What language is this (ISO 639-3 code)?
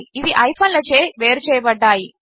tel